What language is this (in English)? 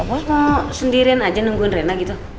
Indonesian